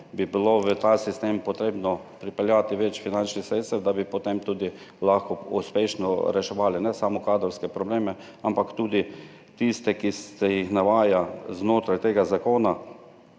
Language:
Slovenian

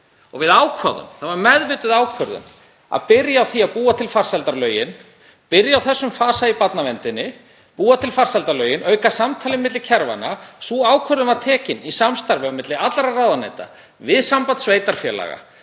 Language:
Icelandic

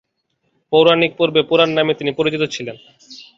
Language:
Bangla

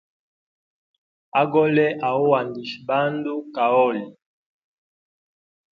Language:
Hemba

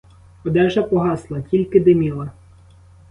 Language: Ukrainian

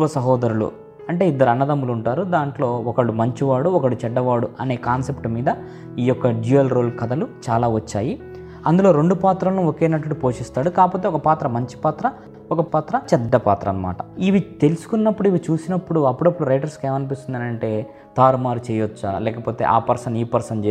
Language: Telugu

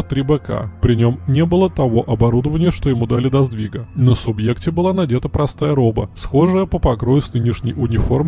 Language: Russian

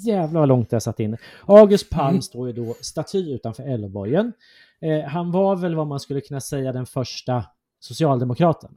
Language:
Swedish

